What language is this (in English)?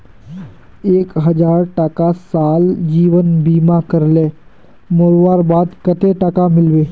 Magahi